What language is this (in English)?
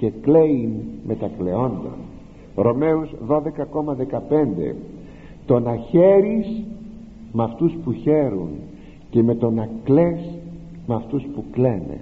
Greek